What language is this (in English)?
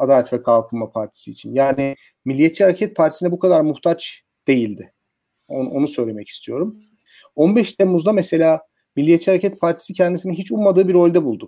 Turkish